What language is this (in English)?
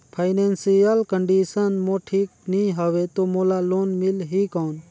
Chhattisgarhi